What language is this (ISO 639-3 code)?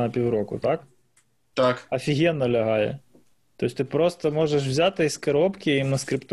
ukr